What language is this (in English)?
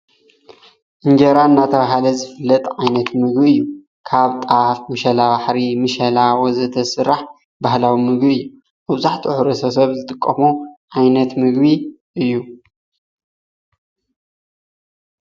Tigrinya